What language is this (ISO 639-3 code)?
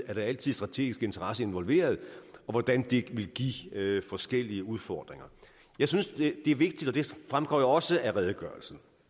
dan